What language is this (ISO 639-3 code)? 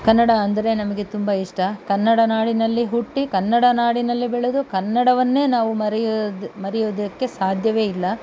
kan